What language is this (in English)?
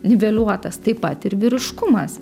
Lithuanian